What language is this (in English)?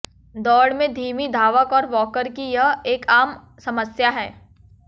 Hindi